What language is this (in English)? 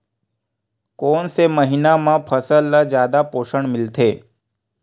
Chhattisgarhi